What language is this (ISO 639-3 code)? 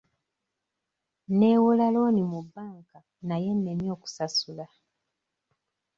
lug